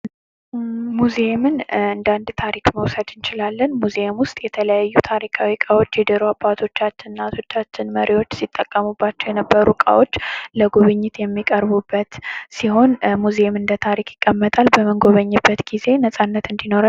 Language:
Amharic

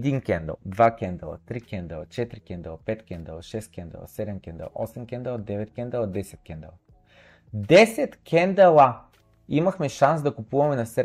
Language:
Bulgarian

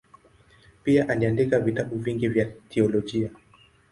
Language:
Swahili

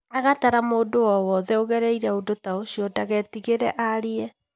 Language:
Kikuyu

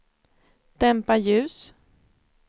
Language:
Swedish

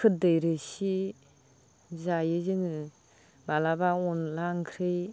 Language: Bodo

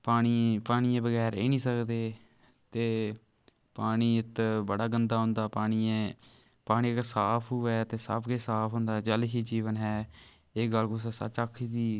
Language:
Dogri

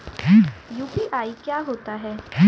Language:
Hindi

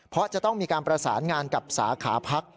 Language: Thai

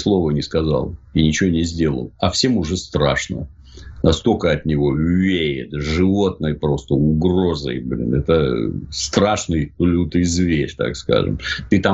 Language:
Russian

